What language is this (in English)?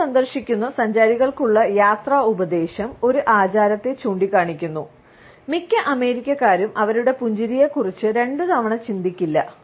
Malayalam